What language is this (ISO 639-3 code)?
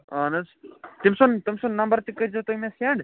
kas